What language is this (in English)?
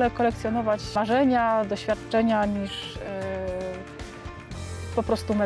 Polish